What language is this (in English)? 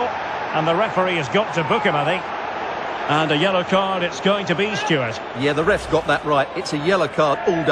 English